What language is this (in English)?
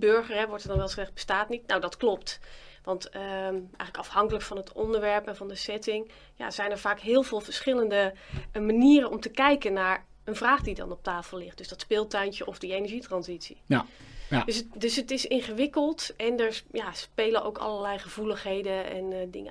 Dutch